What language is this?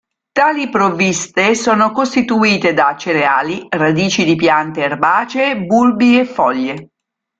Italian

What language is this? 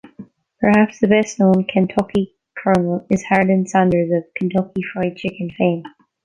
English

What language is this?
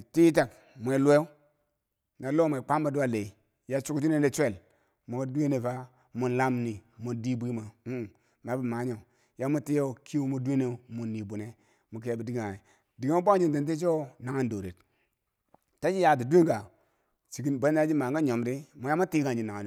Bangwinji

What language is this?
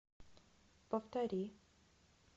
Russian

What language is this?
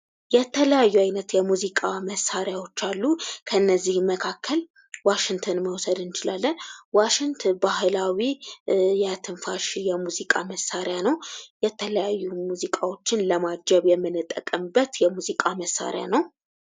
Amharic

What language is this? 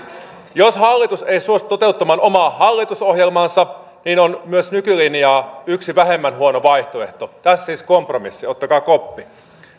Finnish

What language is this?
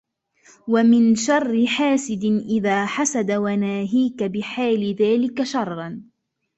Arabic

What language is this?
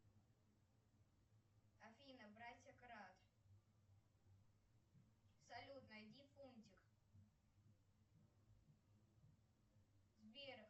Russian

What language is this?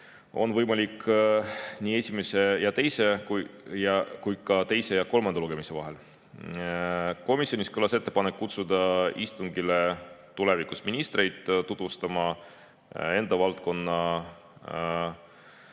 Estonian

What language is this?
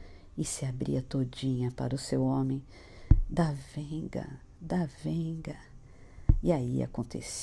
Portuguese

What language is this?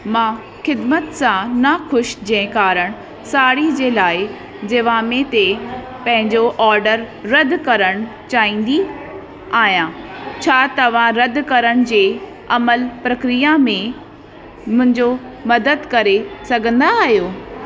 Sindhi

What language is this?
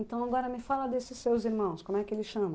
Portuguese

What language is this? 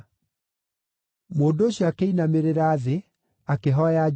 Kikuyu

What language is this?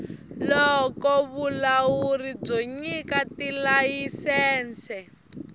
Tsonga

